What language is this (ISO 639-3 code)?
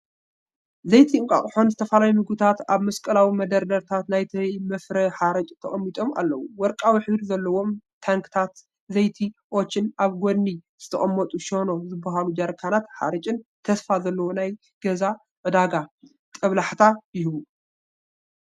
tir